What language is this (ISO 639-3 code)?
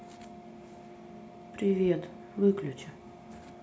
rus